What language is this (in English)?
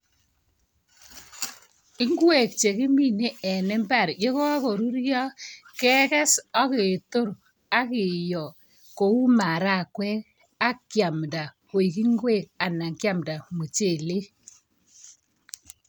Kalenjin